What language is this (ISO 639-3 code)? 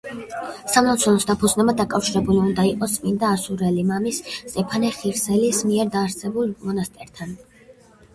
kat